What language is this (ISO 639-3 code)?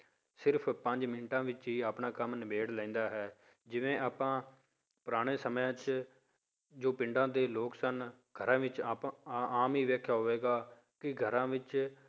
pan